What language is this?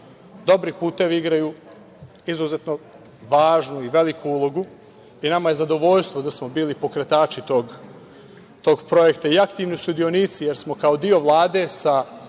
Serbian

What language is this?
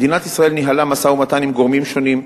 Hebrew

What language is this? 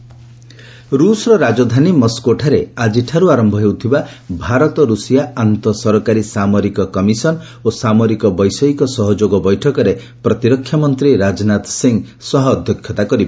Odia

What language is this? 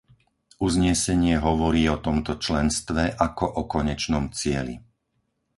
Slovak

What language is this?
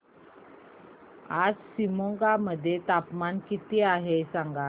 Marathi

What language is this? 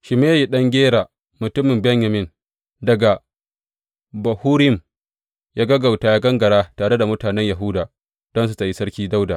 Hausa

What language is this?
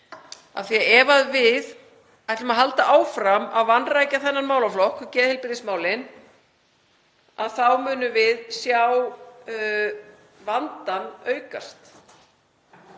Icelandic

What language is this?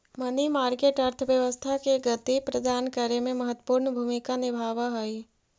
Magahi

